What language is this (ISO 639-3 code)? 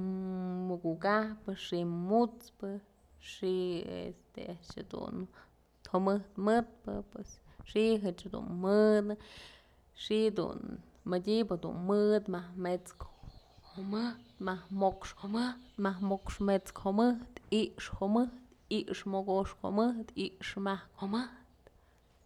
mzl